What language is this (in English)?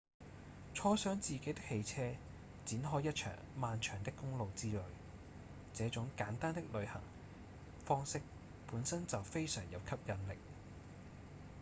Cantonese